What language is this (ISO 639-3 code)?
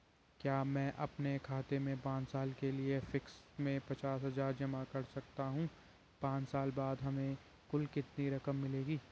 hin